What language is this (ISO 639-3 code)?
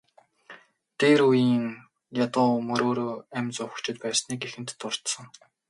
mon